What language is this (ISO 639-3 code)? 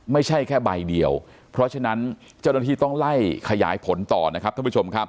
tha